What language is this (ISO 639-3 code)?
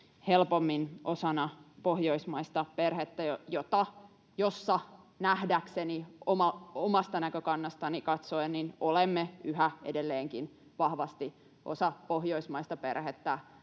fin